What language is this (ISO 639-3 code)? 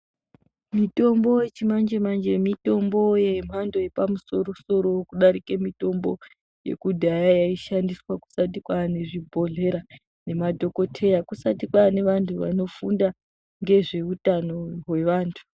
ndc